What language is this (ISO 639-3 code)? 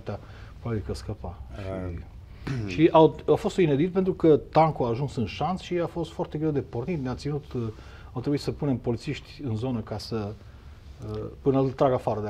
ron